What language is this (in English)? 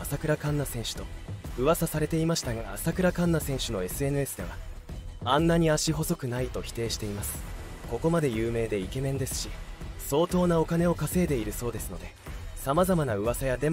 Japanese